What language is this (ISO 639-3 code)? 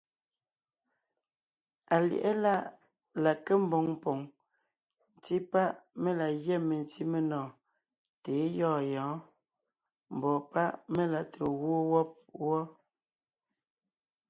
nnh